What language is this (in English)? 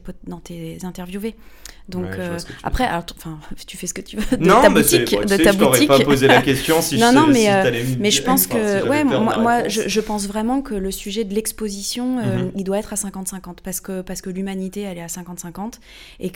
French